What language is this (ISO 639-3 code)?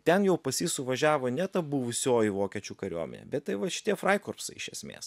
lit